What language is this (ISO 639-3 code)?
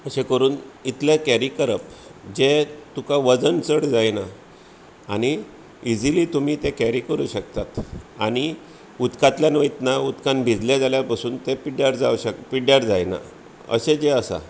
kok